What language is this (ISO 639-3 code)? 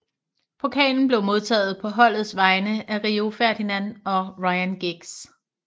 dan